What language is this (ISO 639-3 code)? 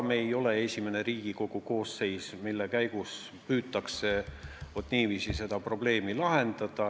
est